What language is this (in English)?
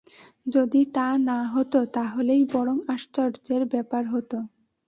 Bangla